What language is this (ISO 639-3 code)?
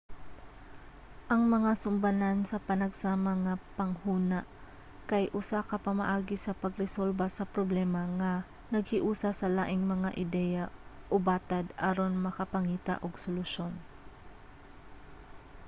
ceb